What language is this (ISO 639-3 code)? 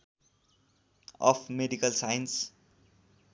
nep